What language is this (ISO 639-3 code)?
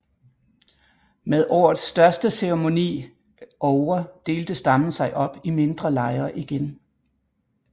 dan